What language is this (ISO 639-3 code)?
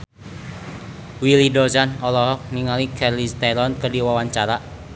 sun